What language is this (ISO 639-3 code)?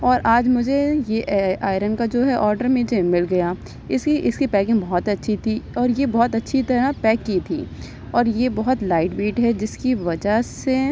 urd